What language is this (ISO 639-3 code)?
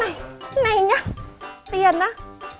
vie